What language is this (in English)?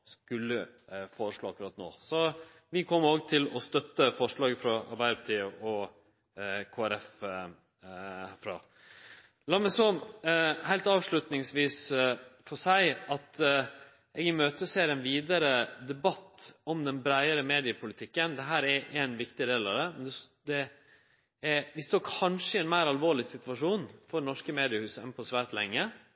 Norwegian Nynorsk